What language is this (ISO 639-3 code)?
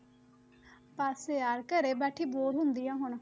pan